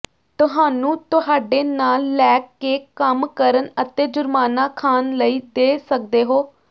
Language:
Punjabi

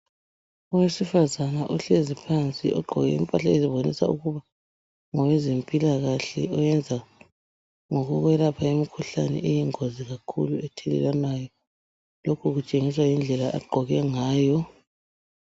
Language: North Ndebele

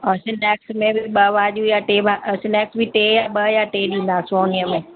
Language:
Sindhi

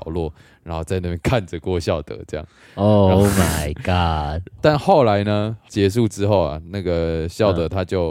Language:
Chinese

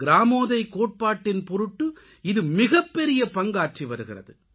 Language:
Tamil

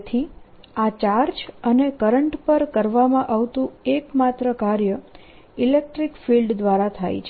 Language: Gujarati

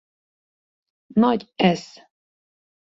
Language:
Hungarian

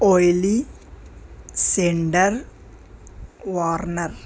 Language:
Urdu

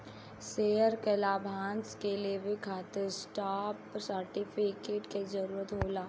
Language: Bhojpuri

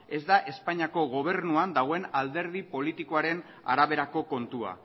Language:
Basque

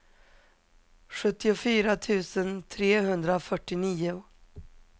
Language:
Swedish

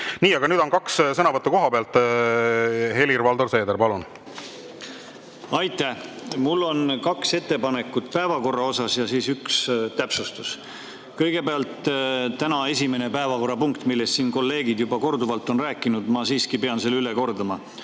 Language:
Estonian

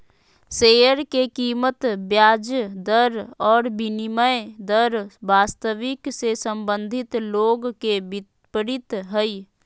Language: Magahi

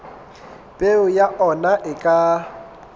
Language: Southern Sotho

